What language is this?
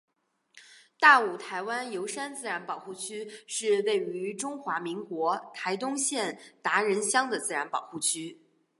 Chinese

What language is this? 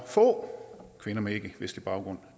Danish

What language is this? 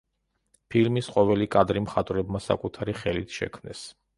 Georgian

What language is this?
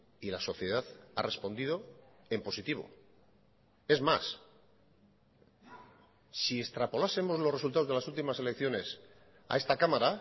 Spanish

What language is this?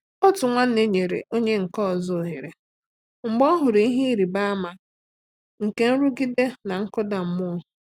Igbo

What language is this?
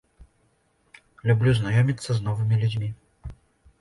Belarusian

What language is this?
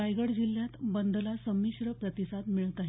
Marathi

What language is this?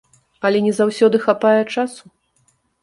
Belarusian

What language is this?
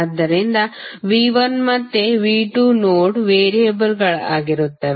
Kannada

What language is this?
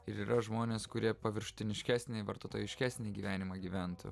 Lithuanian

